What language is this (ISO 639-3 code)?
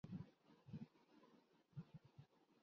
urd